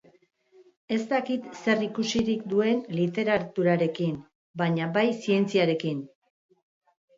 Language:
Basque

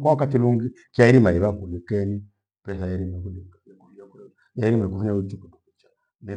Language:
Gweno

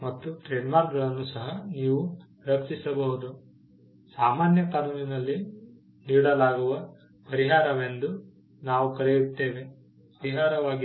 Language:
Kannada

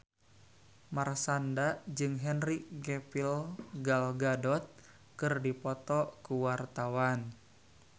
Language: Sundanese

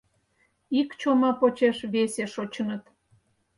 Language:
Mari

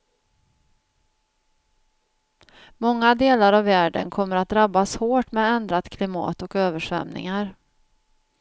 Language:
Swedish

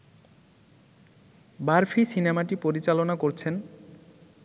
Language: Bangla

